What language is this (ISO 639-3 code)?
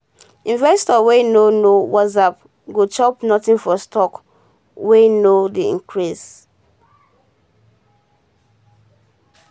pcm